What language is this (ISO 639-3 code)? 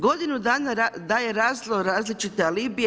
hrv